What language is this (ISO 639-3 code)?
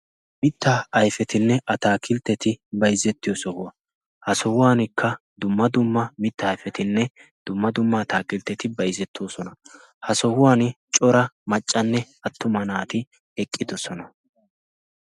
wal